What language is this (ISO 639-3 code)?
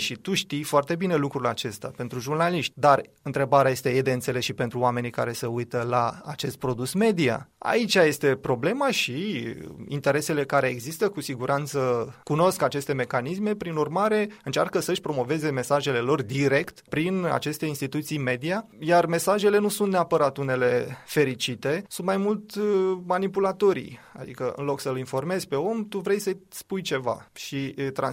ron